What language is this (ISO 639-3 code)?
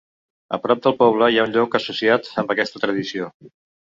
cat